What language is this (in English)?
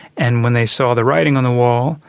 English